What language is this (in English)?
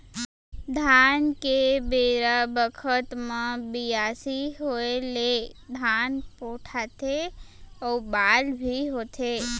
Chhattisgarhi